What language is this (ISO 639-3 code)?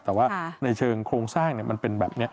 tha